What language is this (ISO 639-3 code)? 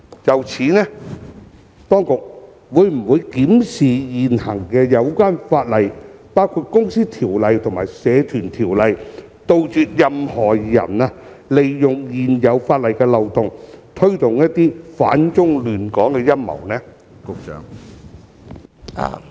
yue